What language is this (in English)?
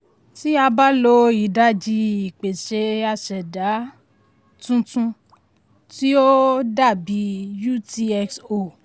Yoruba